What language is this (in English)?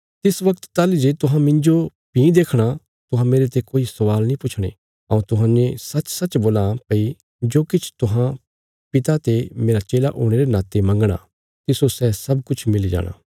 Bilaspuri